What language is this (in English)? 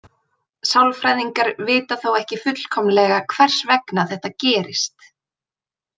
Icelandic